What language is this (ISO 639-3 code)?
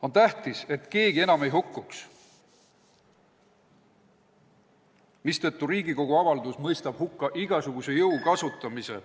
est